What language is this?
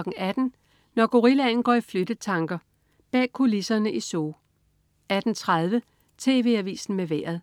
Danish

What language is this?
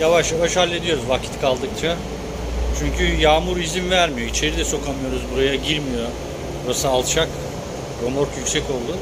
Turkish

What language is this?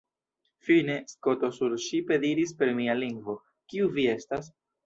Esperanto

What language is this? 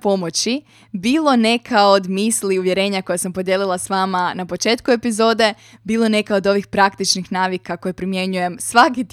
Croatian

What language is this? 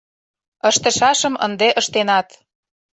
Mari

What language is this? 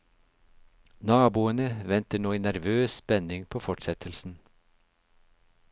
Norwegian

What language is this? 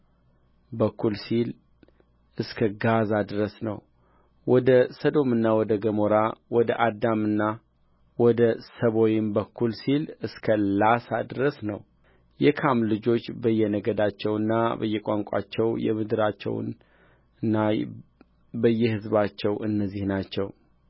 Amharic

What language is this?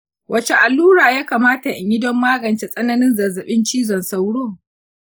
Hausa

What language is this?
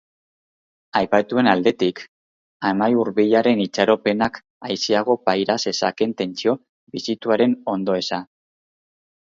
Basque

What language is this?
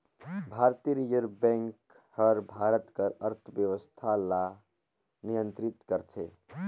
Chhattisgarhi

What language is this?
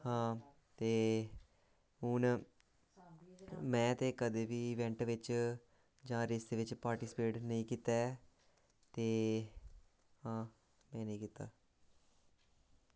Dogri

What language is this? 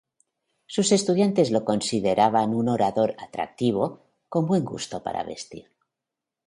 Spanish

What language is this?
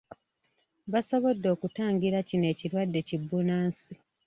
Ganda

